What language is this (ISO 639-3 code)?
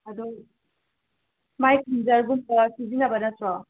mni